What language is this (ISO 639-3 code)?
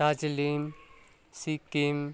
nep